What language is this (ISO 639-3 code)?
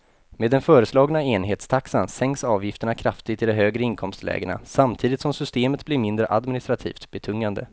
swe